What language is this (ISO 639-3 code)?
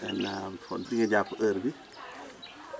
wol